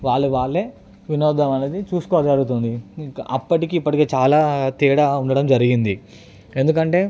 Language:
Telugu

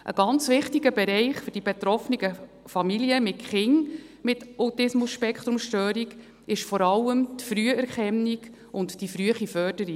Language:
Swiss German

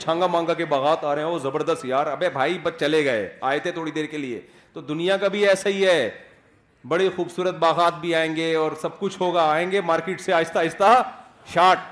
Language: Urdu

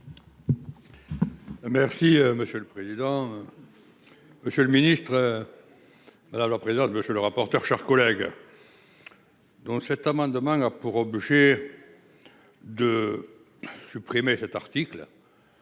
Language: French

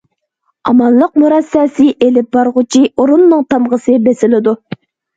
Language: Uyghur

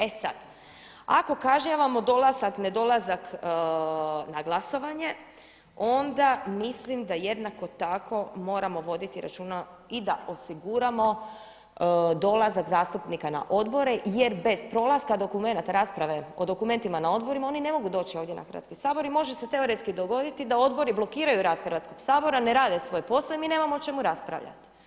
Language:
Croatian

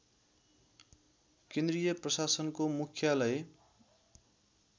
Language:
Nepali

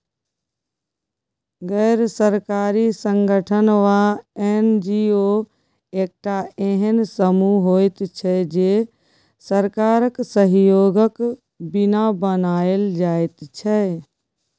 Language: Maithili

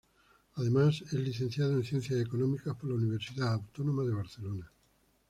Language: Spanish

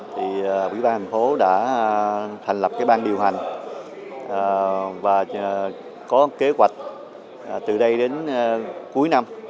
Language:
Vietnamese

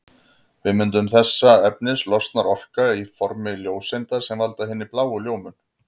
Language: Icelandic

